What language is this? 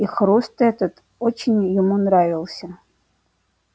Russian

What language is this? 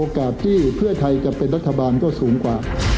Thai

